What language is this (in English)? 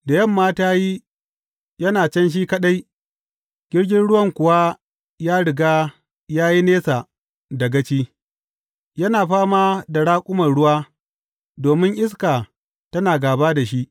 Hausa